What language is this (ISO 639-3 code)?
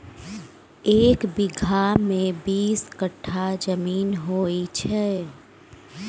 mai